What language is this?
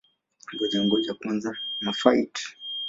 Swahili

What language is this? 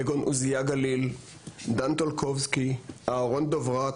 Hebrew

